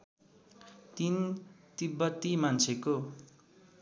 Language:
Nepali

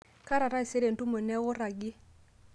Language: Masai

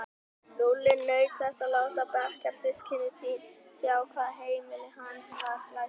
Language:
Icelandic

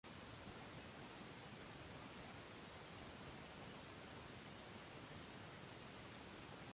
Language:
Uzbek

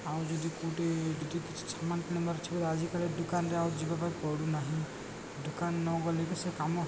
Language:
Odia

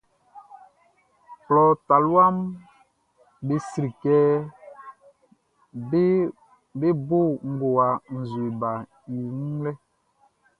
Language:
Baoulé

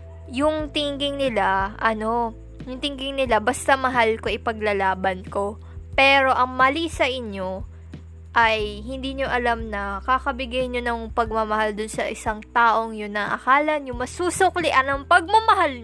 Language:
Filipino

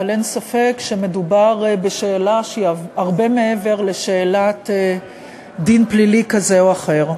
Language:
Hebrew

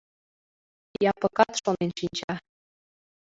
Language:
Mari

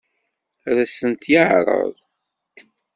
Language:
Kabyle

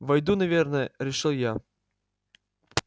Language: Russian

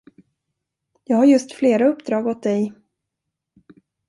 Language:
Swedish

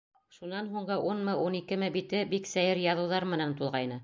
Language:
Bashkir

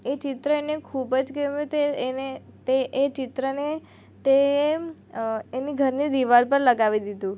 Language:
Gujarati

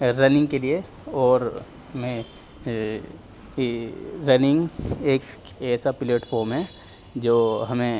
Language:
Urdu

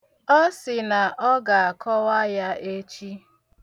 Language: Igbo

